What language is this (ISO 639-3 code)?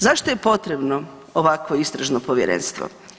hrv